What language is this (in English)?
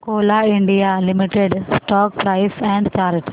Marathi